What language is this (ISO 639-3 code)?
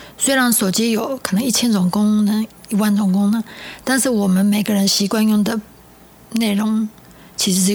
zho